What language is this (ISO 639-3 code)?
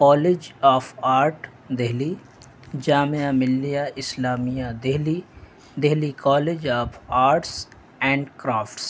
urd